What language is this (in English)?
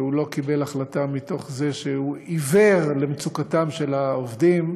Hebrew